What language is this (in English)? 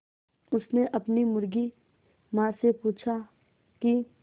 Hindi